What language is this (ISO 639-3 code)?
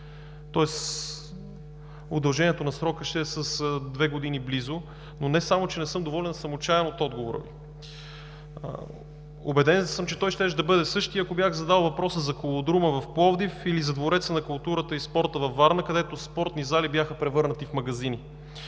bul